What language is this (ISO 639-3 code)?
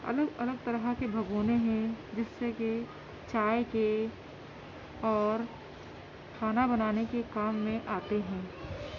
urd